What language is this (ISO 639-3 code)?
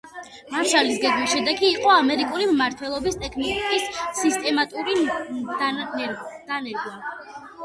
kat